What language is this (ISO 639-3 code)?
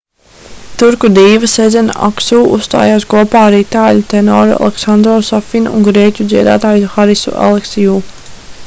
lav